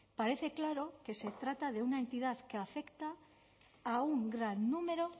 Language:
Spanish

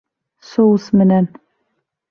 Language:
Bashkir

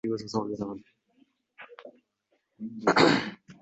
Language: Uzbek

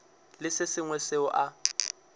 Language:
Northern Sotho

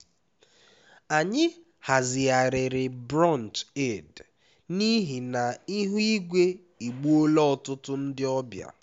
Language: Igbo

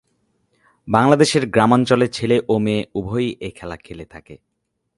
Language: Bangla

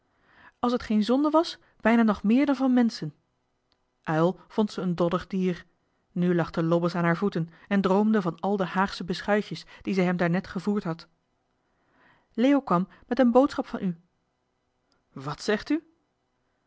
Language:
Dutch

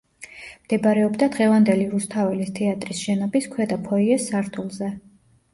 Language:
Georgian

